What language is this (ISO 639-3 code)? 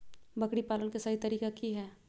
mag